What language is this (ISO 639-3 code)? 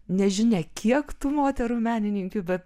lit